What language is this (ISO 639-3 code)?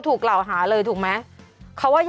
tha